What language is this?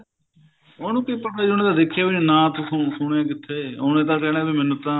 Punjabi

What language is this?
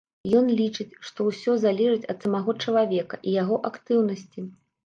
Belarusian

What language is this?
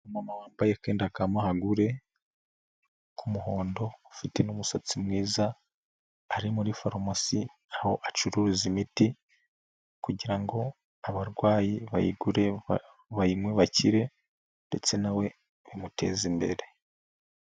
Kinyarwanda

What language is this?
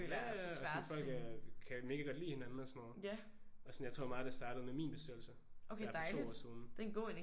Danish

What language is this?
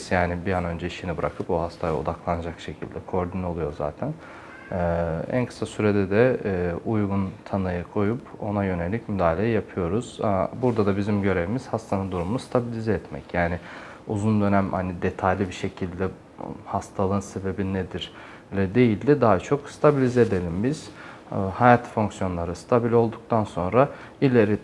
Turkish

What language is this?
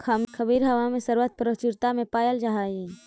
Magahi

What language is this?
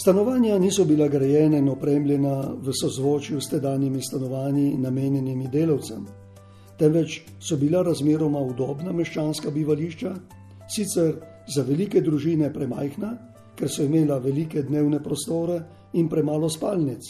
Italian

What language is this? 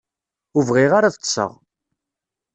Kabyle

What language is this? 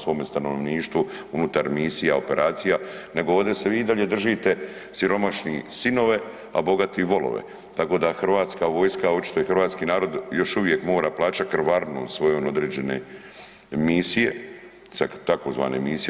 Croatian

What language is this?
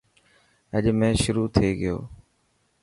Dhatki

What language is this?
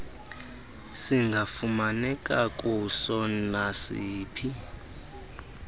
Xhosa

